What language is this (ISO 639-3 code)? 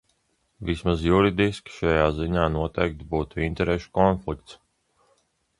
lav